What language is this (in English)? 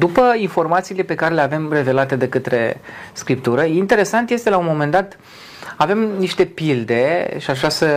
Romanian